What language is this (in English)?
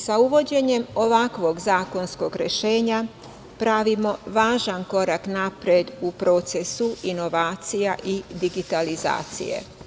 Serbian